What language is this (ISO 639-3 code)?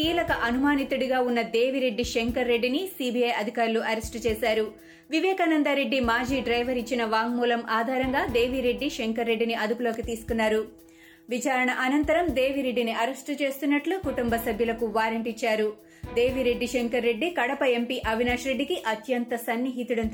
tel